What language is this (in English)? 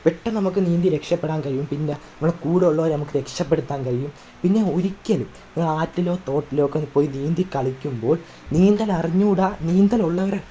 Malayalam